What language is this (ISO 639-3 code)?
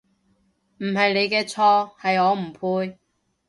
yue